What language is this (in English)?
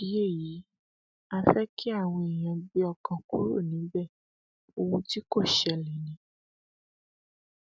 Yoruba